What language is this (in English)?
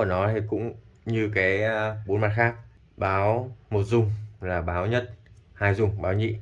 Vietnamese